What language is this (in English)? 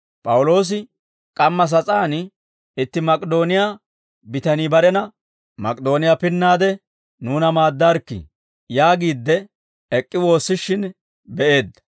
Dawro